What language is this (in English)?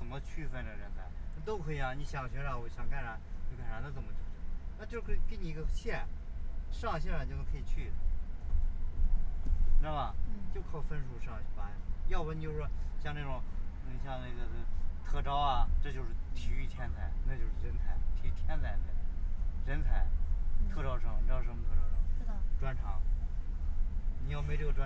Chinese